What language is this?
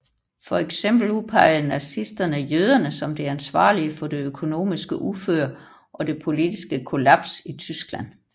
Danish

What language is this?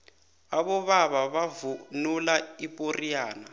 South Ndebele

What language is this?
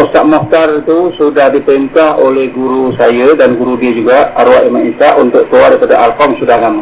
Malay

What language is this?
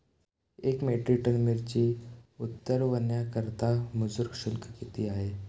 Marathi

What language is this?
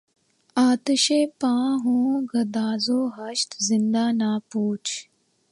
Urdu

